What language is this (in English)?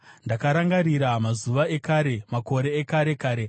Shona